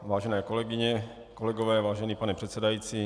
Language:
Czech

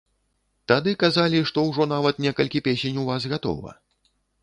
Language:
Belarusian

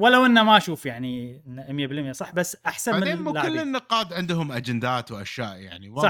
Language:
Arabic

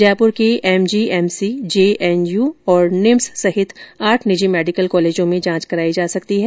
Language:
Hindi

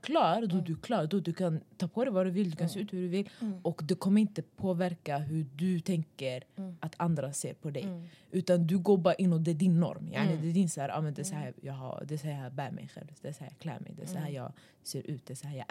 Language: Swedish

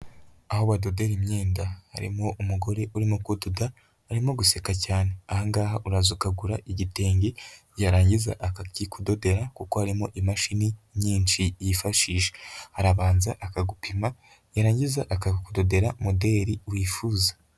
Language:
Kinyarwanda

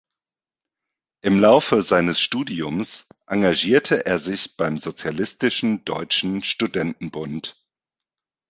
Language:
German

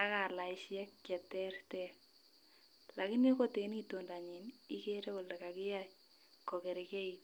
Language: Kalenjin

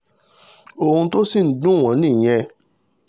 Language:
Yoruba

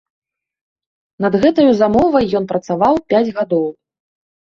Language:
Belarusian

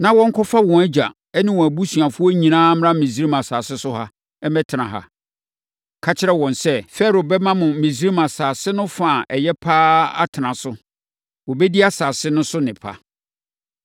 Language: Akan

